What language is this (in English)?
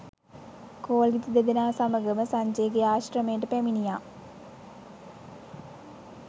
Sinhala